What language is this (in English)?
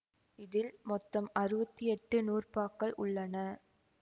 Tamil